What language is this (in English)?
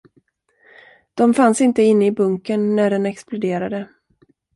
Swedish